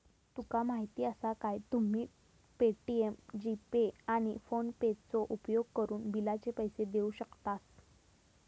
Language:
Marathi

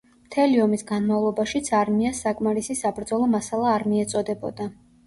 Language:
Georgian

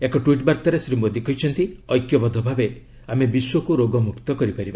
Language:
Odia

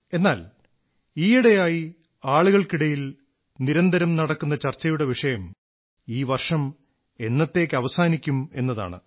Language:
Malayalam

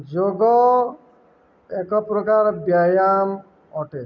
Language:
Odia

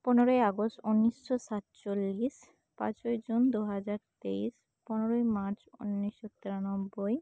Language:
Santali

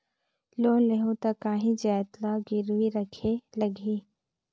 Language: Chhattisgarhi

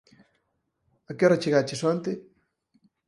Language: Galician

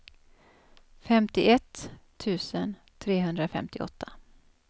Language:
Swedish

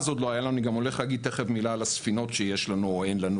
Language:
Hebrew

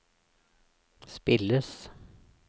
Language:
Norwegian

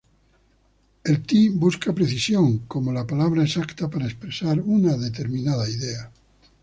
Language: Spanish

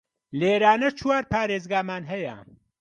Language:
Central Kurdish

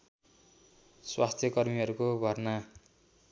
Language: Nepali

